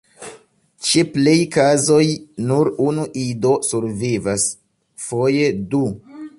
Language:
Esperanto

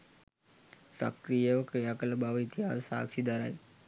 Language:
Sinhala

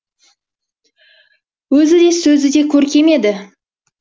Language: Kazakh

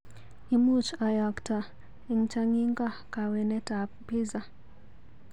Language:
Kalenjin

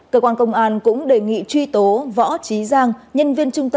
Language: Vietnamese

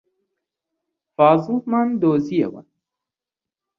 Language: Central Kurdish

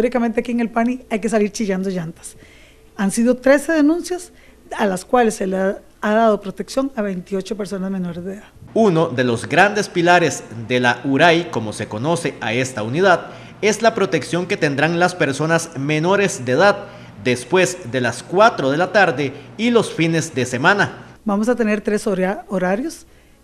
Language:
Spanish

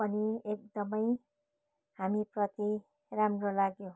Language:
Nepali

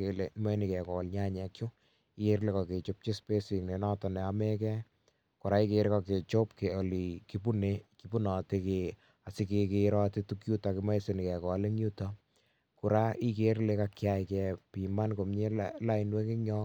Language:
Kalenjin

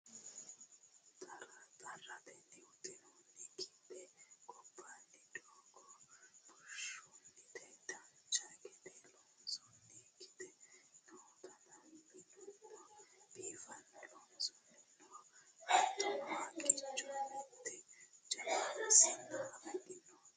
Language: Sidamo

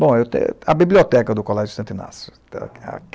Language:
Portuguese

